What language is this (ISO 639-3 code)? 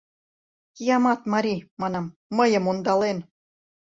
chm